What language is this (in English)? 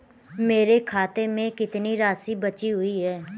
Hindi